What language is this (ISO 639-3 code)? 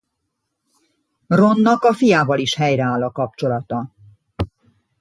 hun